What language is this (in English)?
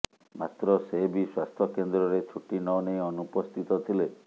Odia